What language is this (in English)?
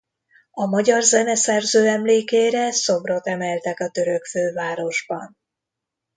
Hungarian